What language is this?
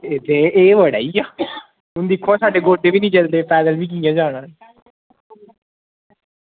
Dogri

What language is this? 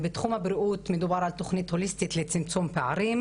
Hebrew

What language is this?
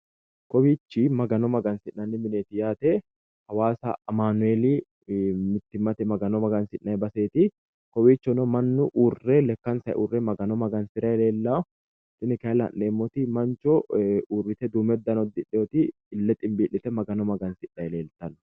Sidamo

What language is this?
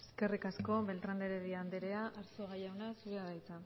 Basque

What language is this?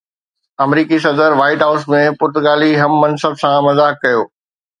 Sindhi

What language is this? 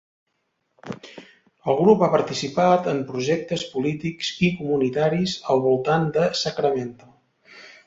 Catalan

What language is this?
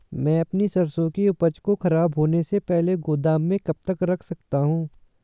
Hindi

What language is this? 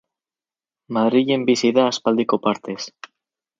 Basque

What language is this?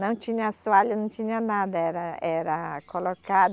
Portuguese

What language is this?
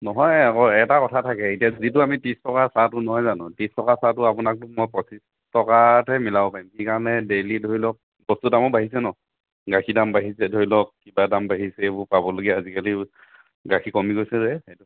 Assamese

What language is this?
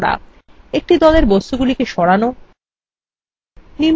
Bangla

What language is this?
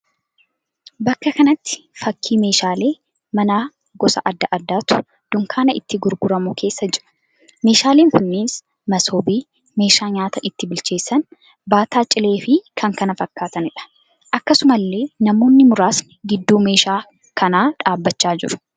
Oromo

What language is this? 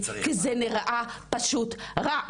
Hebrew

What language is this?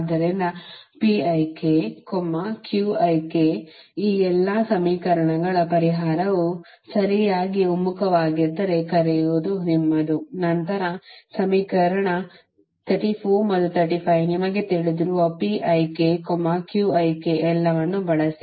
Kannada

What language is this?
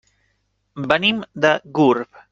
Catalan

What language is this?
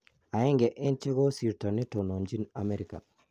Kalenjin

